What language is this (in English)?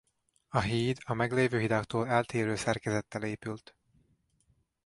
Hungarian